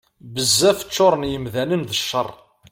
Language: Kabyle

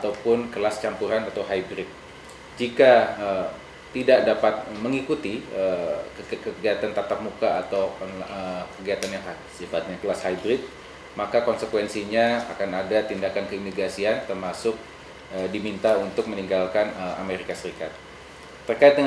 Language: Indonesian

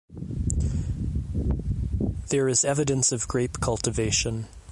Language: English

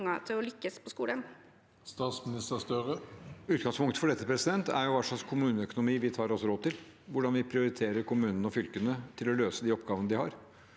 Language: Norwegian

